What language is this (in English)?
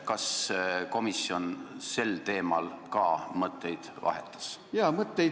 Estonian